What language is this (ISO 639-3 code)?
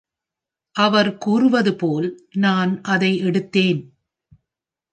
tam